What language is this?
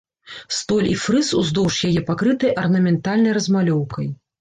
Belarusian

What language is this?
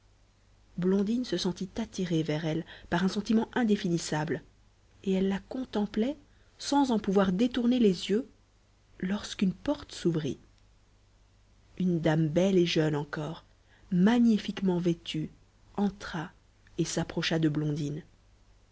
French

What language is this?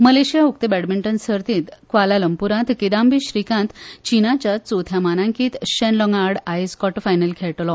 Konkani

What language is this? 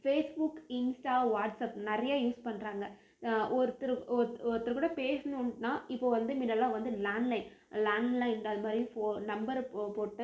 Tamil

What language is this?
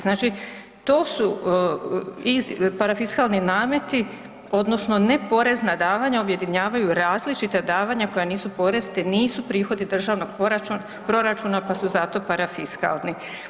Croatian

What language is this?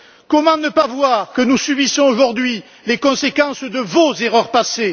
French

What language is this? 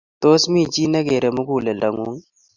Kalenjin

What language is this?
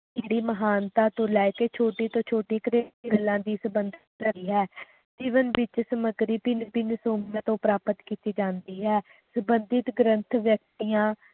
Punjabi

